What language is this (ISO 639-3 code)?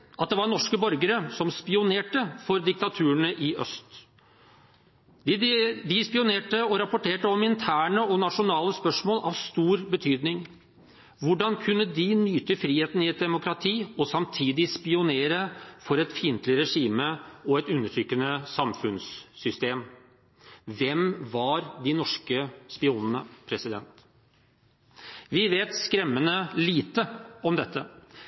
nob